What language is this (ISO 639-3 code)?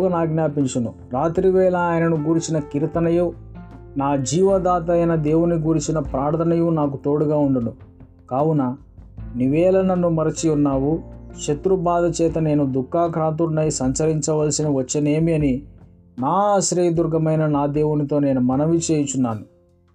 tel